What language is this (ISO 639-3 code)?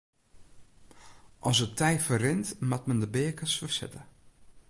fry